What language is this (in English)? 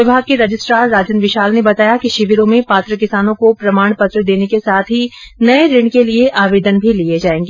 Hindi